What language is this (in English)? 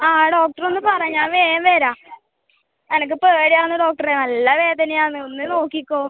Malayalam